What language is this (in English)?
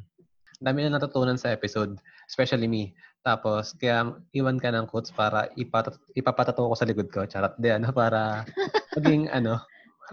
Filipino